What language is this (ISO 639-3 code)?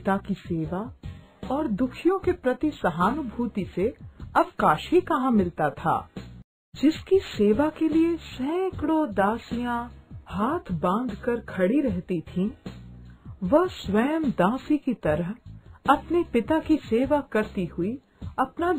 hin